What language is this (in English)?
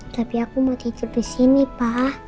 Indonesian